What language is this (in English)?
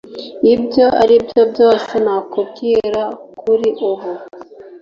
Kinyarwanda